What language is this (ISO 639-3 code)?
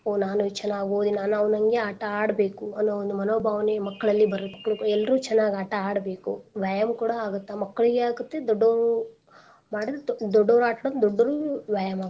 kan